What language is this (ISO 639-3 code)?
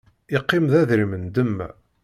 kab